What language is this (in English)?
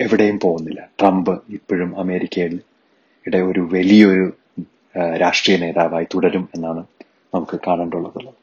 Malayalam